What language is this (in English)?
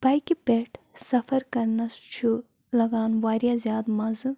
Kashmiri